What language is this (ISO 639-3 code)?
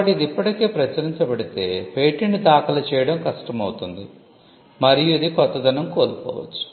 tel